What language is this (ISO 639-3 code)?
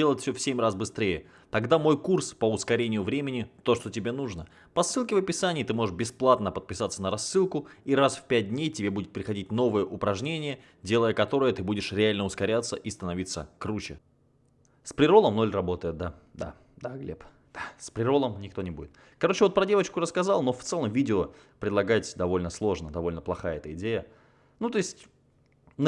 rus